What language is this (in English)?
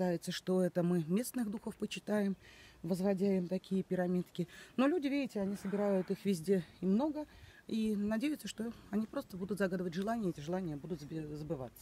Russian